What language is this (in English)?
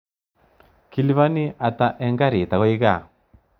Kalenjin